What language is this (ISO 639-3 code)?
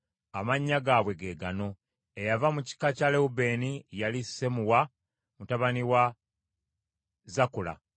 lug